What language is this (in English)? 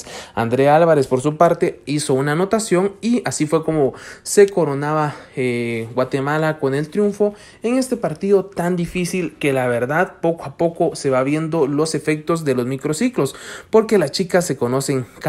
Spanish